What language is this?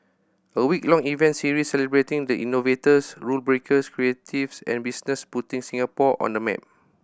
English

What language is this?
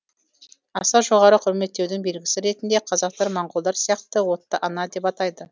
Kazakh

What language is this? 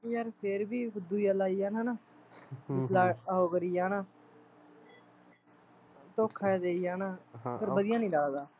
Punjabi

